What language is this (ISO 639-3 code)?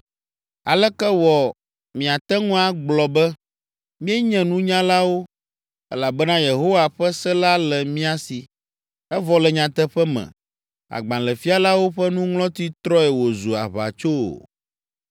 ewe